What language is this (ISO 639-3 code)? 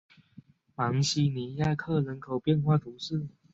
zho